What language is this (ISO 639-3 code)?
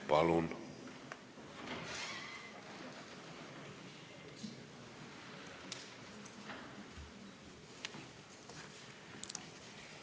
est